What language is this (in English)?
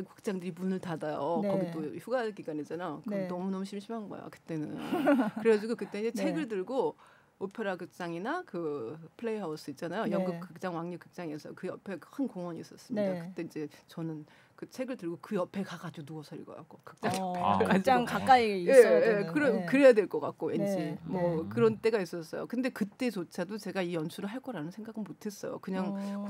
Korean